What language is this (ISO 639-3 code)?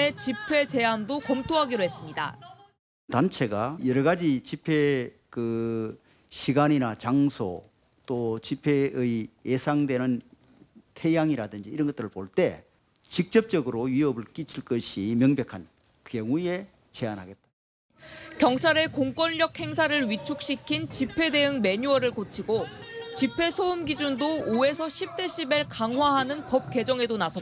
kor